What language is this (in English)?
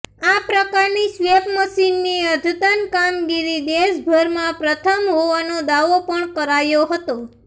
Gujarati